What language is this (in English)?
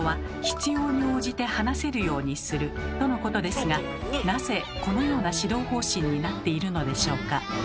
Japanese